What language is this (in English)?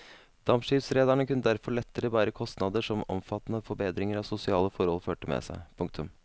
Norwegian